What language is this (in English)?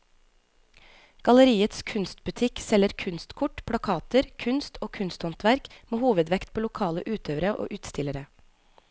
Norwegian